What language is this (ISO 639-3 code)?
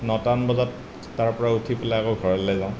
asm